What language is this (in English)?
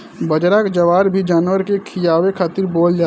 Bhojpuri